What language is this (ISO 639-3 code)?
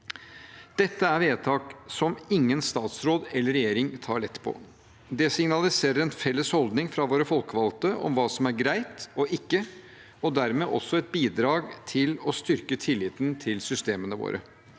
nor